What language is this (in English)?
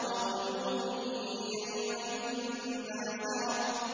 Arabic